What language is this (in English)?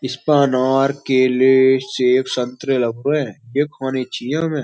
Hindi